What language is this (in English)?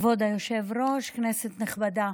Hebrew